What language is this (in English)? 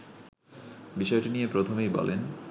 Bangla